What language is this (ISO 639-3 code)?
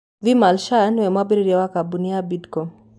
kik